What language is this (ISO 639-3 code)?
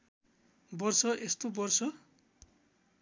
nep